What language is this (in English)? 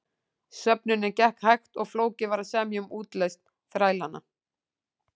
Icelandic